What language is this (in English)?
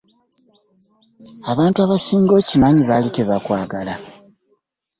Ganda